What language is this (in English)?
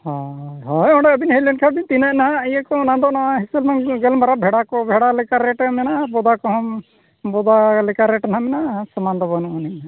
Santali